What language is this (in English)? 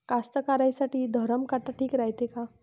Marathi